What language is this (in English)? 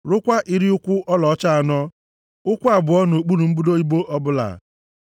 Igbo